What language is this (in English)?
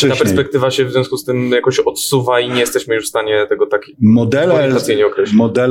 Polish